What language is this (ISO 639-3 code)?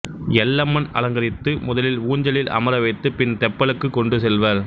tam